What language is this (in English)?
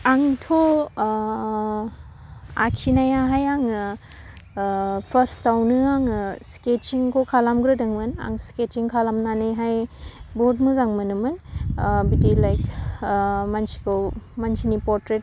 Bodo